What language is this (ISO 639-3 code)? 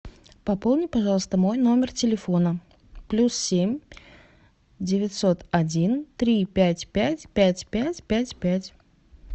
rus